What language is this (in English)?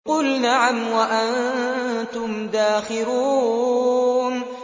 Arabic